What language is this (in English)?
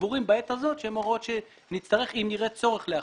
Hebrew